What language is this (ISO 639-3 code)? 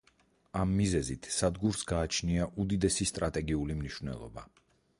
kat